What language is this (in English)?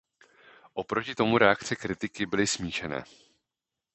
Czech